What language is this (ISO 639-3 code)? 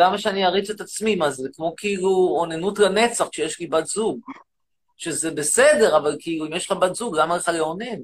heb